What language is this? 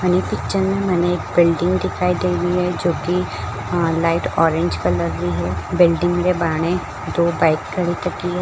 Marwari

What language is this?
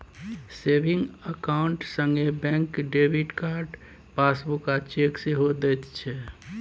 Maithili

